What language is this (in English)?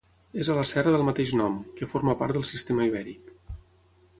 Catalan